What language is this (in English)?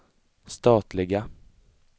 Swedish